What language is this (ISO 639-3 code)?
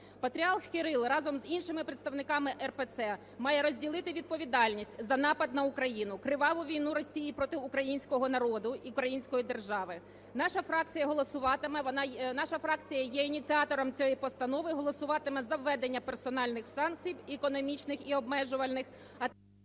ukr